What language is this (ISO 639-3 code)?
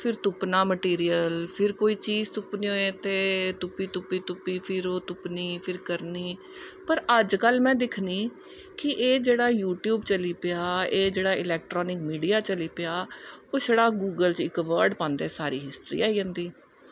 doi